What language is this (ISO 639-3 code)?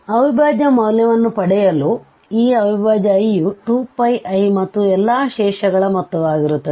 kan